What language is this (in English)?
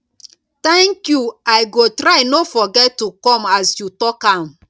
Nigerian Pidgin